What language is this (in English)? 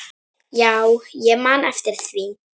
Icelandic